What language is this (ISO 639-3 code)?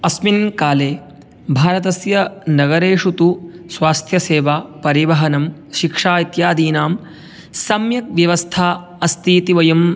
san